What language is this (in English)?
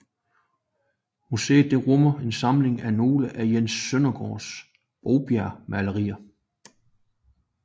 Danish